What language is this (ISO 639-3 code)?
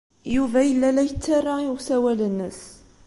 kab